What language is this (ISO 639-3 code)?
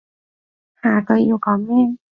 yue